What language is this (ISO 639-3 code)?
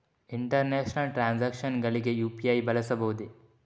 kan